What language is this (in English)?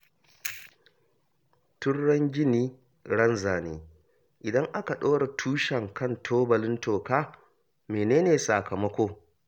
Hausa